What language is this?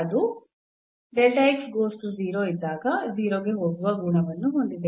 Kannada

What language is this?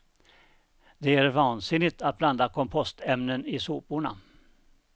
Swedish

